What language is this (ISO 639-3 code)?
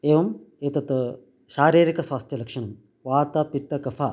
san